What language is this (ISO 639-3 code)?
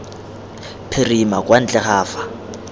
tsn